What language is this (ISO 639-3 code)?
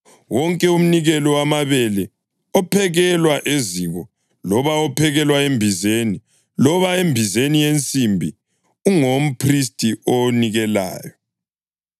nde